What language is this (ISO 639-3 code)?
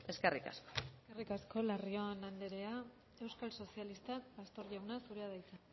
eus